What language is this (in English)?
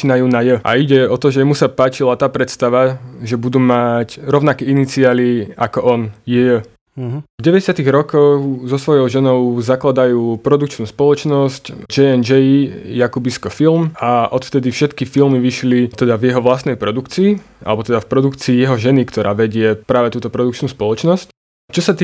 Slovak